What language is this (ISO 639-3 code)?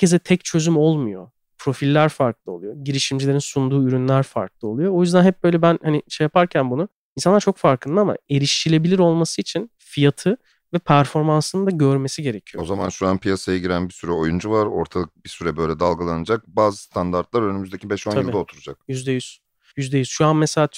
tur